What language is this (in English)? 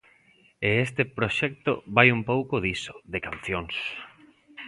Galician